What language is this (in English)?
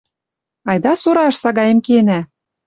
Western Mari